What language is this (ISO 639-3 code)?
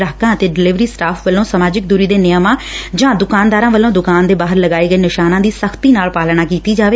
pan